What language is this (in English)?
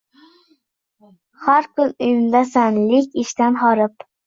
Uzbek